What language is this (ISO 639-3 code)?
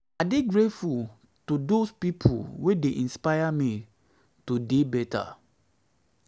pcm